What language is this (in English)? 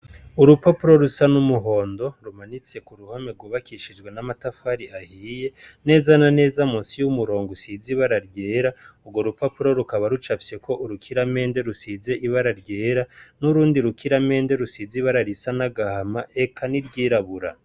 Rundi